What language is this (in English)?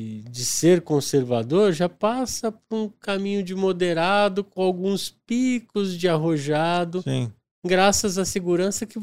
Portuguese